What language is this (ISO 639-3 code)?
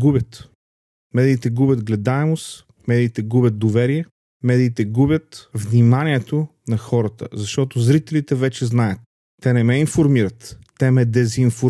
bul